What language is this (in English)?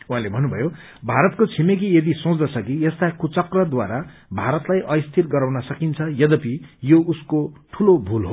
Nepali